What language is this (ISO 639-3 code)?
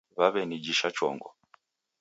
dav